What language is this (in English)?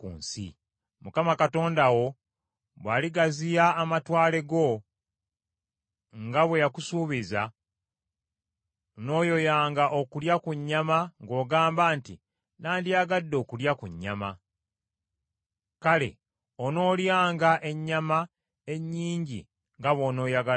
Ganda